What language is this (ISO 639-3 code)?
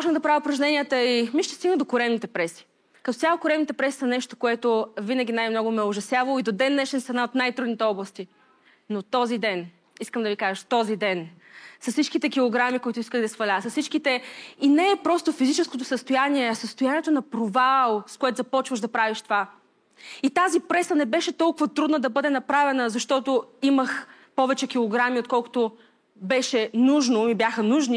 bul